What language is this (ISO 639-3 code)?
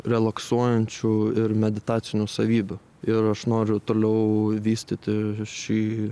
lit